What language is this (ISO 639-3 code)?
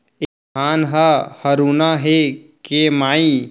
hne